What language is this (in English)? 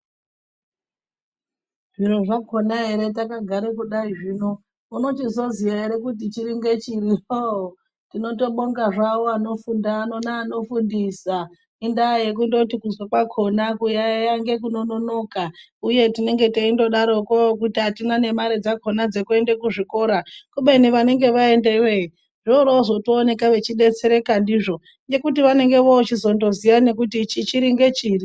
Ndau